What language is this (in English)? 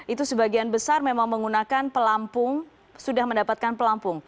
Indonesian